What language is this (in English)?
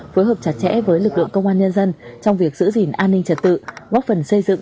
Vietnamese